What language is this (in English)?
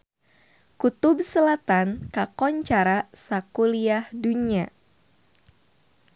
Sundanese